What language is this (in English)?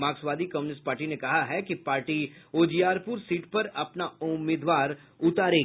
Hindi